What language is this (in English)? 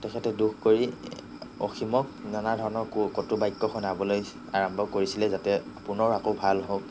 Assamese